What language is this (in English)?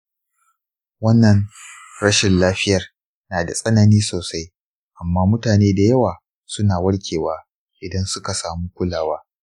Hausa